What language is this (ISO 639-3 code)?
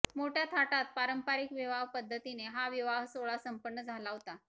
mar